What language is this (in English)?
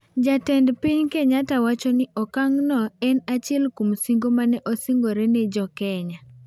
Luo (Kenya and Tanzania)